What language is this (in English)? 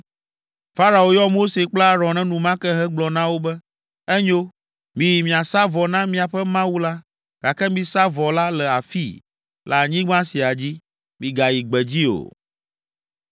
Ewe